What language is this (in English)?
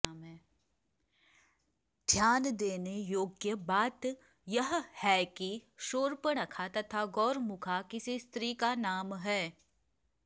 Sanskrit